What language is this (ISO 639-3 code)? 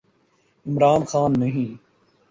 urd